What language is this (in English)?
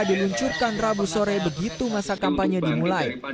Indonesian